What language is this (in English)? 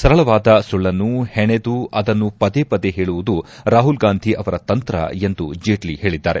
Kannada